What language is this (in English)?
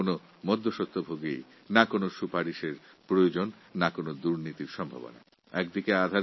Bangla